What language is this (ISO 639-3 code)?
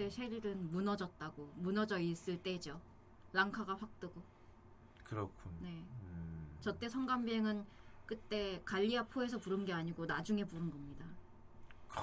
kor